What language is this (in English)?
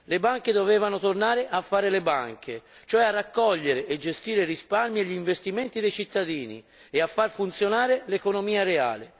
Italian